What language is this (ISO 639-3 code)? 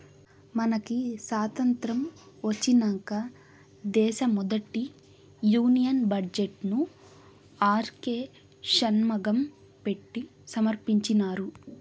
tel